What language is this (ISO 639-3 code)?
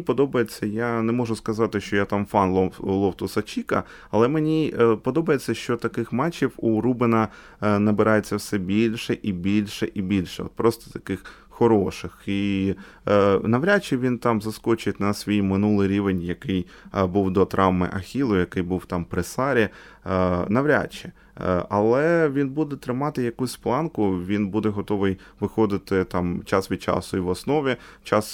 ukr